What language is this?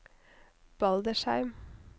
Norwegian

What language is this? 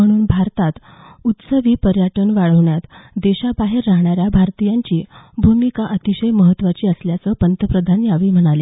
Marathi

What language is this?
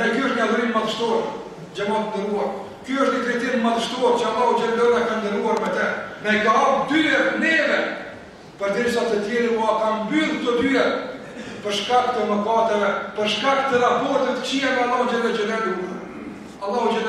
Ukrainian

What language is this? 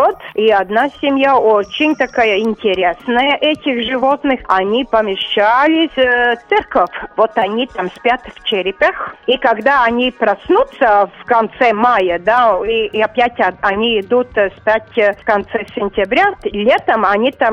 Russian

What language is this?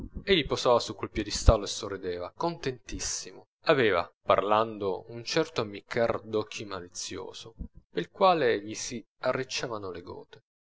Italian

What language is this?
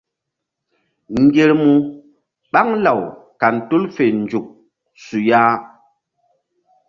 Mbum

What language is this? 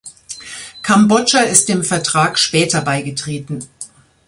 German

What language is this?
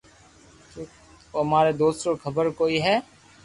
Loarki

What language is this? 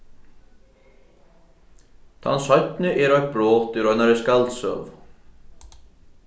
Faroese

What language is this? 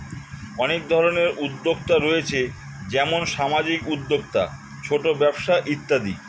Bangla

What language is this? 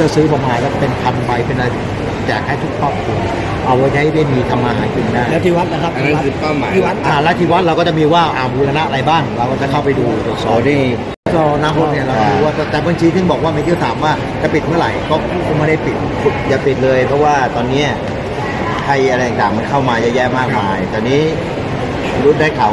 Thai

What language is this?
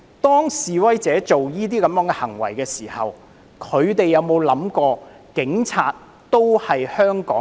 Cantonese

